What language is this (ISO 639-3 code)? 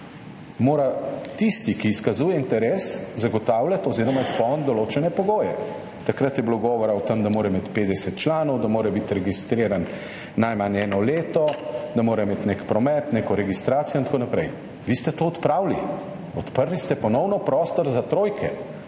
slv